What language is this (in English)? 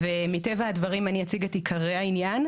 Hebrew